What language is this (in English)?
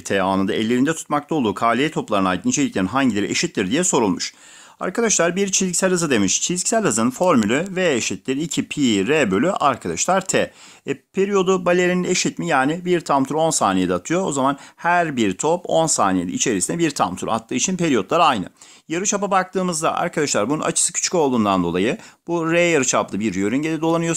Turkish